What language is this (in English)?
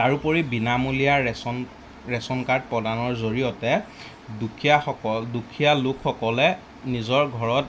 Assamese